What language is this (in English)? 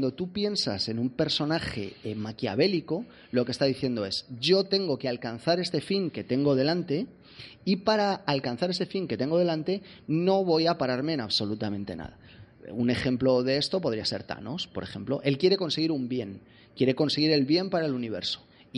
Spanish